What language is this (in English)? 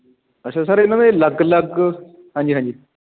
Punjabi